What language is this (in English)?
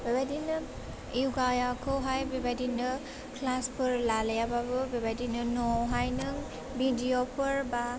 Bodo